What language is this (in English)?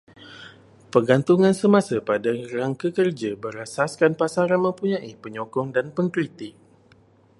Malay